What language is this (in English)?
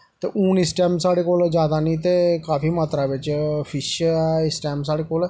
Dogri